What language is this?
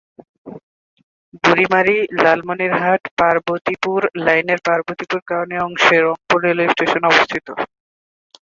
Bangla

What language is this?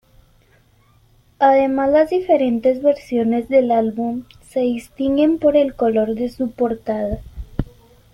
Spanish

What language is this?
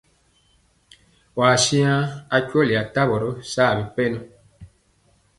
Mpiemo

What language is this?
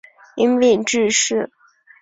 Chinese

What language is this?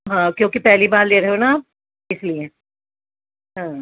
Urdu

